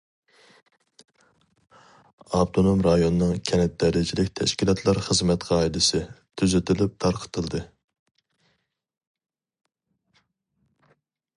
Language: Uyghur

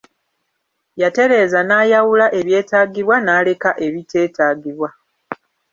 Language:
Ganda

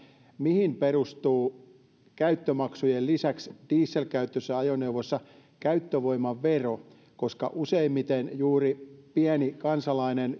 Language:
Finnish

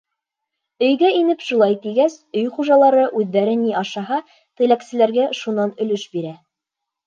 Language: Bashkir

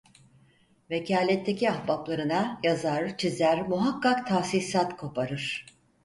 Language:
Turkish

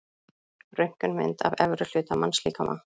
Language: Icelandic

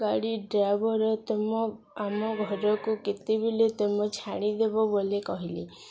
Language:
Odia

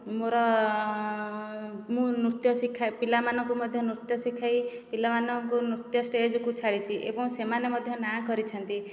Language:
Odia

